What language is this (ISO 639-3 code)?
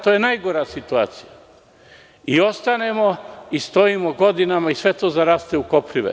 srp